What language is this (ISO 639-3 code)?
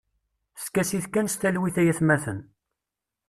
kab